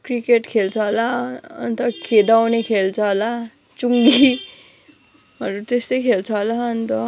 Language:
Nepali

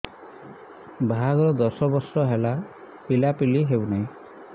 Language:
Odia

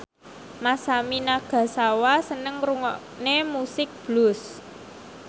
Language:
Javanese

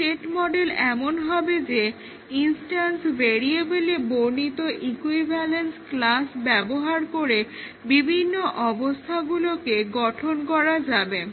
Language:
Bangla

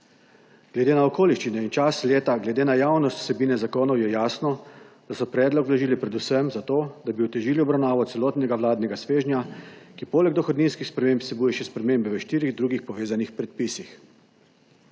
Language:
Slovenian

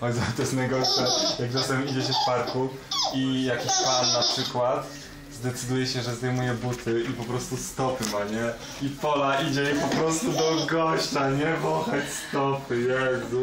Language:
Polish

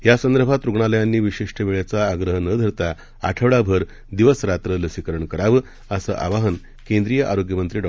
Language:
Marathi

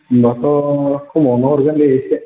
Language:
Bodo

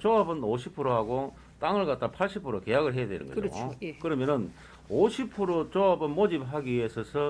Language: Korean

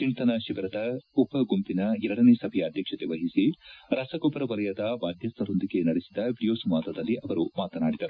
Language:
Kannada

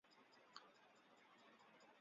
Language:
Chinese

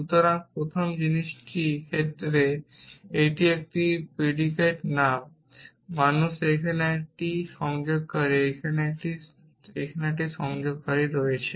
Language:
Bangla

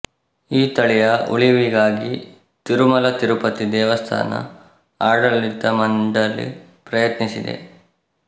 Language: Kannada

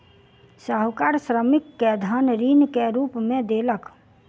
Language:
Maithili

